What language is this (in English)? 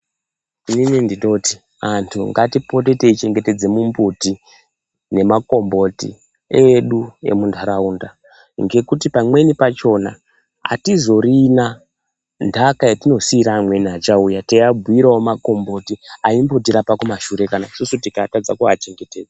Ndau